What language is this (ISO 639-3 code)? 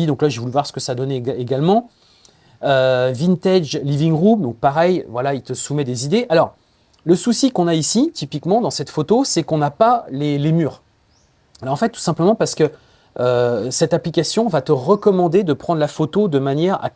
fra